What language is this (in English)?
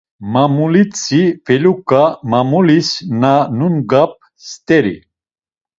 Laz